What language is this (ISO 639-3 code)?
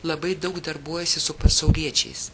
lit